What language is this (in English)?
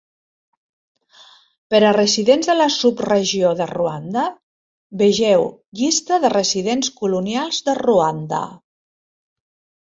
Catalan